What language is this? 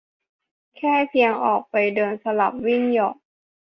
Thai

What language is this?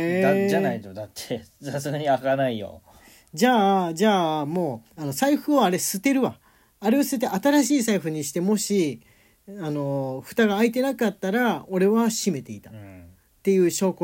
Japanese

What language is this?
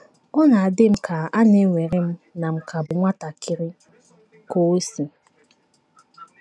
Igbo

